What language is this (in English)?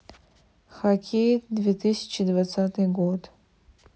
Russian